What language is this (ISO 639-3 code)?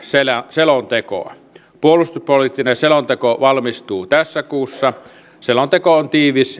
fin